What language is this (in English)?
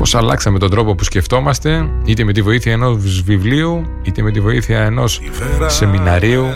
Greek